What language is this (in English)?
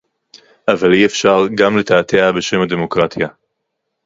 Hebrew